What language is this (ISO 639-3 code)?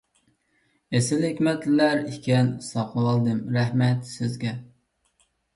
uig